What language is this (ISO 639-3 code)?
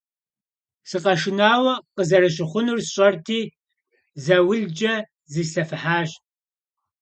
kbd